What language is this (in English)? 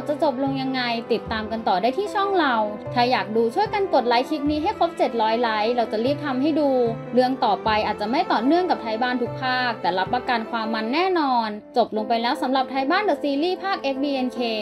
Thai